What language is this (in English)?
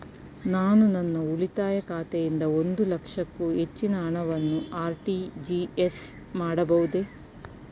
Kannada